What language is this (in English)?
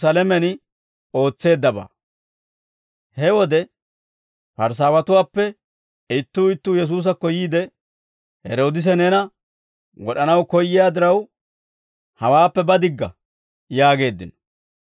Dawro